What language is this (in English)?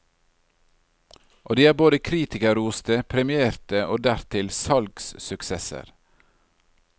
Norwegian